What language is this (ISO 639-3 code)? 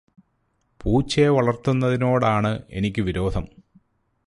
mal